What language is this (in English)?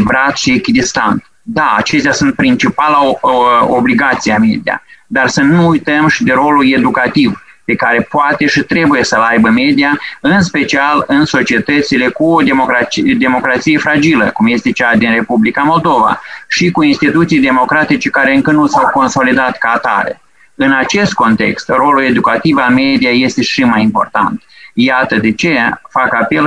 Romanian